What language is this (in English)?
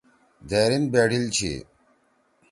Torwali